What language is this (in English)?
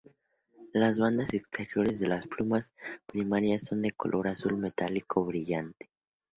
Spanish